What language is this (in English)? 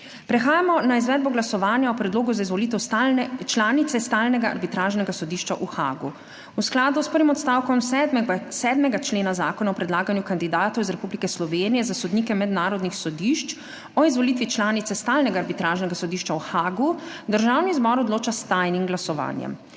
Slovenian